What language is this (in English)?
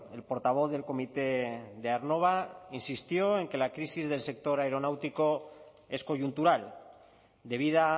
Spanish